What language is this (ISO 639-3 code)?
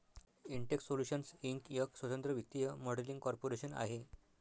mar